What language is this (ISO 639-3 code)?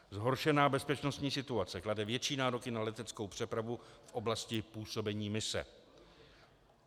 ces